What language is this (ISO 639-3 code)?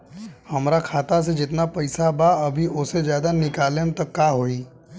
bho